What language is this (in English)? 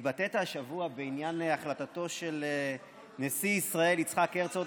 Hebrew